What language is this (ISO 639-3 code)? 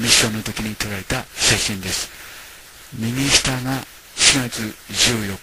jpn